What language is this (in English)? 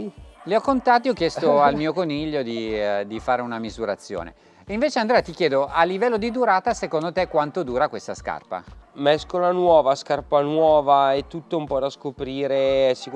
Italian